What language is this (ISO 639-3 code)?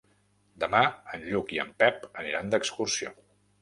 cat